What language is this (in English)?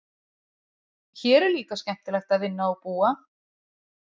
Icelandic